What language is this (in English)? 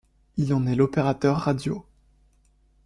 French